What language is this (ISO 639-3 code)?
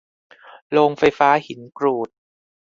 tha